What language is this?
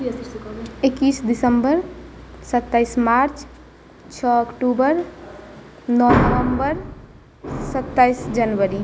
Maithili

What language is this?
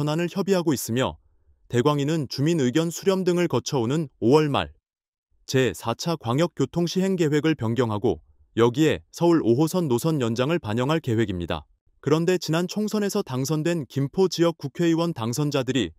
Korean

